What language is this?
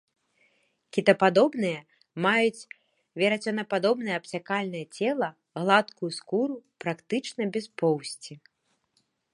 Belarusian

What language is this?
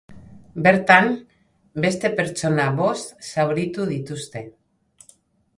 Basque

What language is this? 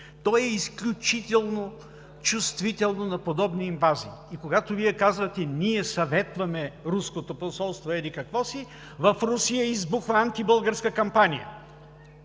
Bulgarian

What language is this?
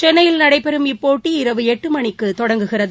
Tamil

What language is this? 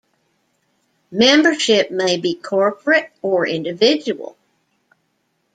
English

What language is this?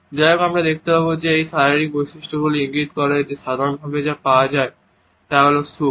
Bangla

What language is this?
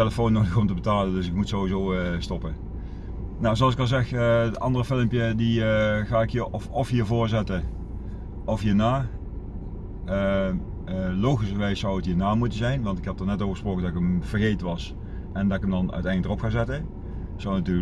Dutch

